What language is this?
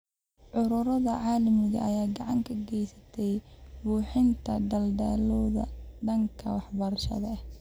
Somali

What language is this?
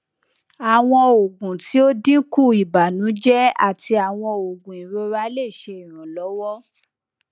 Yoruba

